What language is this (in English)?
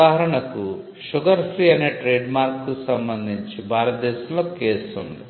Telugu